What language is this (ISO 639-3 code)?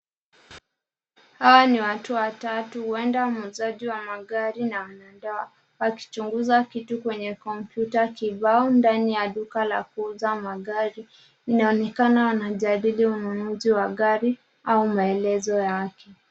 swa